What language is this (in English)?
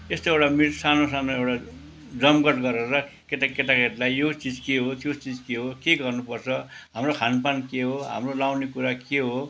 Nepali